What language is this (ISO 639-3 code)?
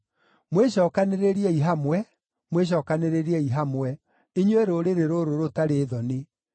kik